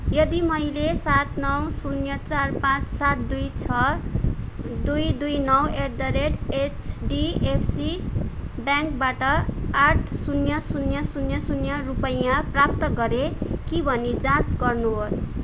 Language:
Nepali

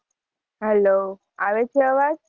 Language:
Gujarati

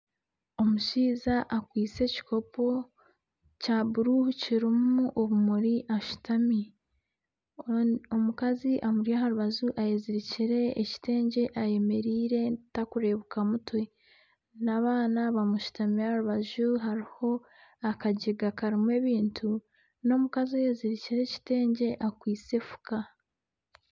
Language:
Nyankole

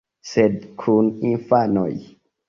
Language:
Esperanto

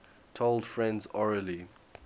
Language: English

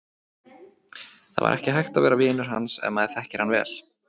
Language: Icelandic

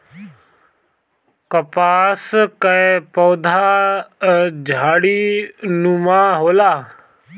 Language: Bhojpuri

